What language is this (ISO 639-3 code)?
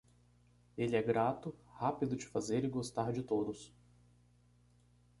por